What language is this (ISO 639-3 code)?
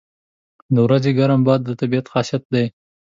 pus